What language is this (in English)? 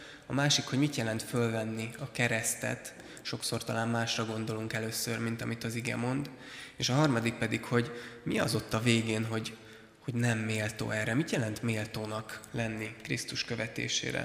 Hungarian